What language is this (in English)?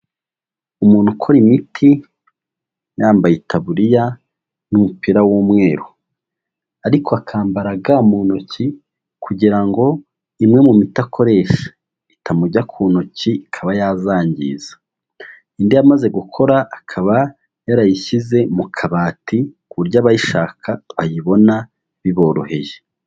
Kinyarwanda